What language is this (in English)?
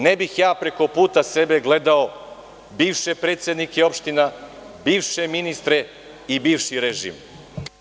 Serbian